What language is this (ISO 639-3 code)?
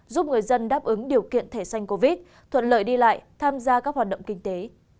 vie